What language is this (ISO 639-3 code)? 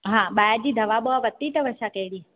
snd